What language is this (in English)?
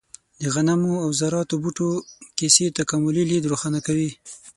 Pashto